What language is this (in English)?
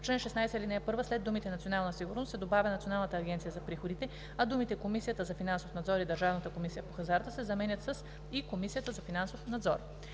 Bulgarian